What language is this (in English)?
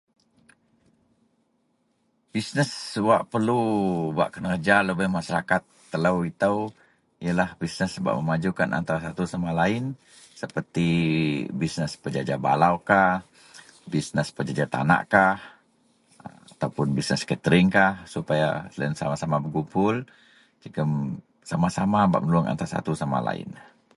Central Melanau